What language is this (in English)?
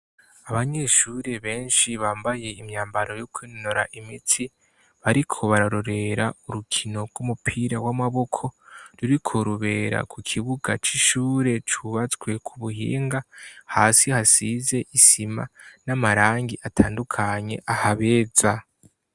Rundi